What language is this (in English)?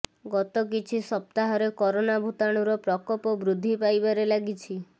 Odia